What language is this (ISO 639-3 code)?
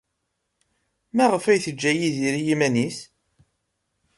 kab